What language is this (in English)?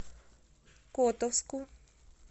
Russian